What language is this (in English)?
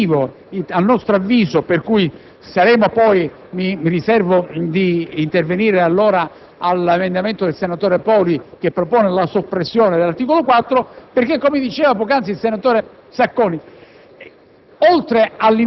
Italian